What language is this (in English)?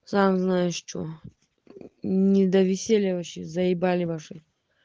Russian